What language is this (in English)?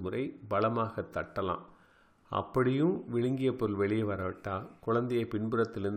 Tamil